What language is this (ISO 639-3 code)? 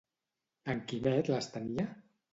cat